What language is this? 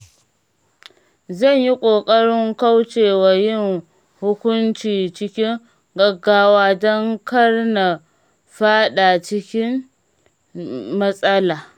Hausa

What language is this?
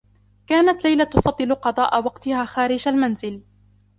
Arabic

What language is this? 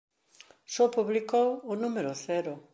Galician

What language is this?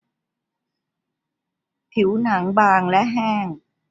Thai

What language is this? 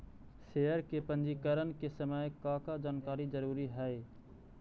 Magahi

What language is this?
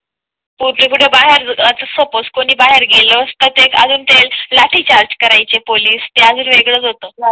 Marathi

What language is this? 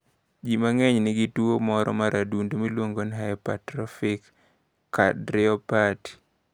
Luo (Kenya and Tanzania)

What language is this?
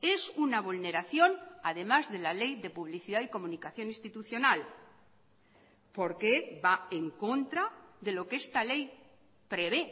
Spanish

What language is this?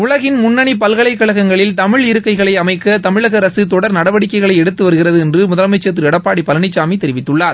Tamil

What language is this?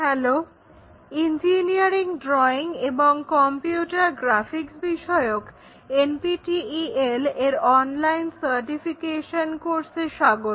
Bangla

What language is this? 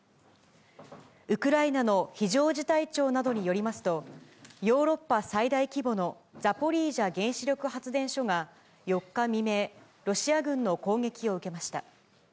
Japanese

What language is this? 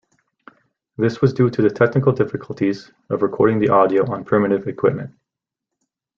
English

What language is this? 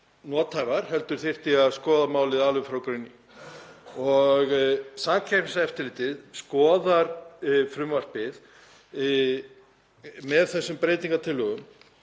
Icelandic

